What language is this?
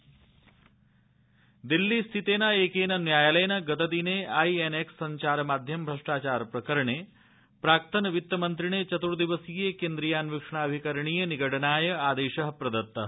Sanskrit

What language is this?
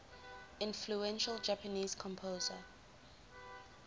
English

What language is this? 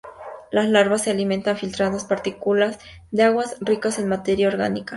Spanish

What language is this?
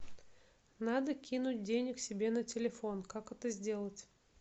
Russian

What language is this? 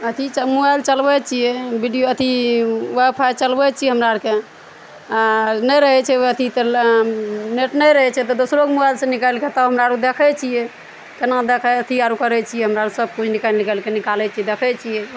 Maithili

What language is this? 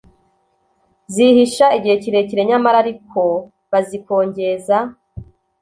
Kinyarwanda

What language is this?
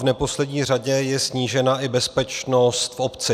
Czech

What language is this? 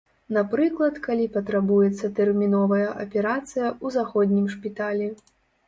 Belarusian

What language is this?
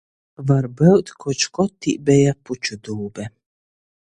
Latgalian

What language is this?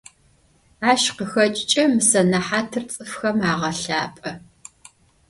Adyghe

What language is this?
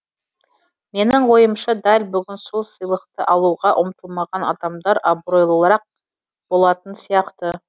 Kazakh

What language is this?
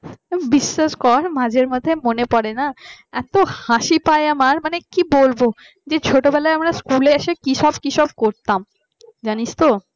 Bangla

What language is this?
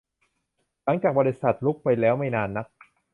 Thai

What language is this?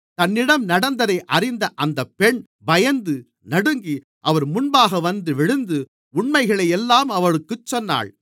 Tamil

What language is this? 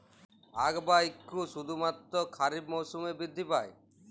Bangla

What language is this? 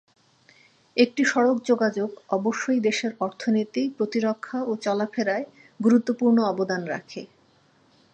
Bangla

